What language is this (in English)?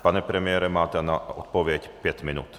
Czech